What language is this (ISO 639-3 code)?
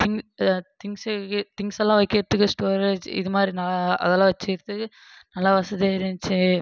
tam